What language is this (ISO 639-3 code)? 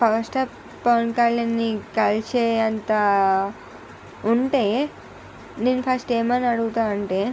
tel